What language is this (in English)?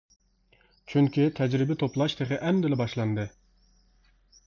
Uyghur